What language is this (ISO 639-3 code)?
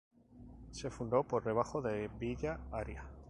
spa